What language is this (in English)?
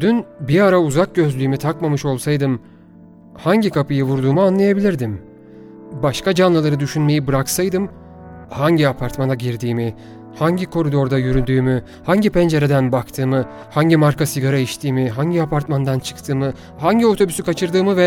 Turkish